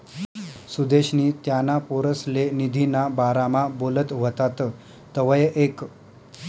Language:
Marathi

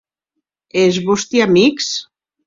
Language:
Occitan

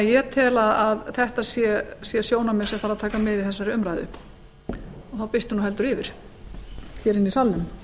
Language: Icelandic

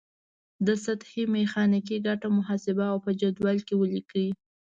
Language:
Pashto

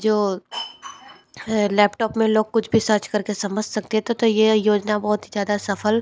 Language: Hindi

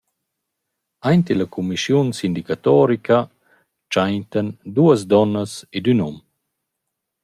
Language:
Romansh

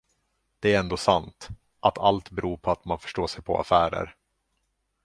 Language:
Swedish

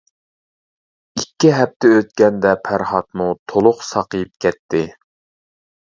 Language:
Uyghur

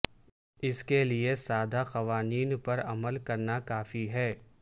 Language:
Urdu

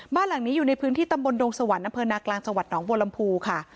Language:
Thai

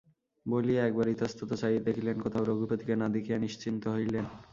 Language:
Bangla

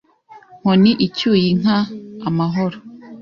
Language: Kinyarwanda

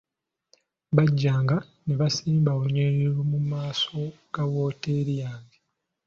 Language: Ganda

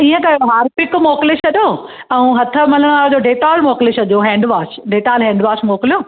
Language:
Sindhi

